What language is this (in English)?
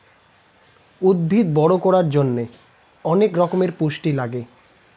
Bangla